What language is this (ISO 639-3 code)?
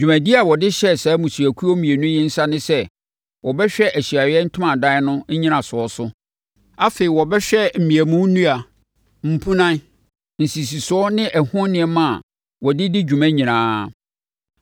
aka